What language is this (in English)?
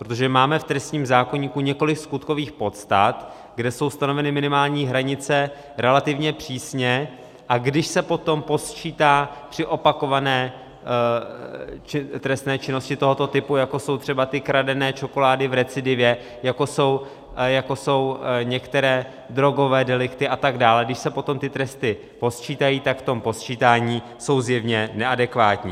Czech